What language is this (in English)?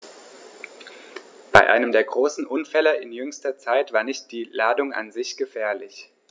German